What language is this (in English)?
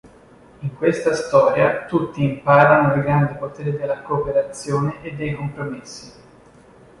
Italian